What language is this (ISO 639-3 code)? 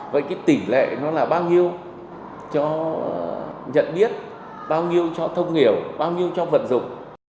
vie